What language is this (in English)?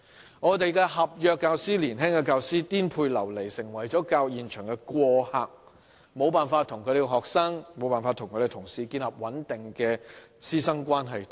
Cantonese